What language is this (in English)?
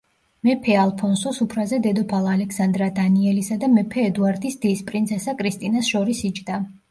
Georgian